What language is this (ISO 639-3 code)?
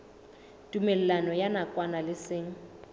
sot